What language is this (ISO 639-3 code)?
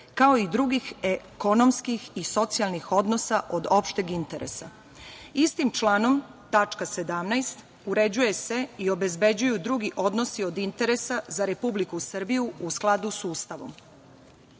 srp